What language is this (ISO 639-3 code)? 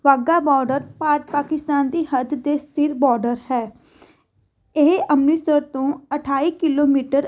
pan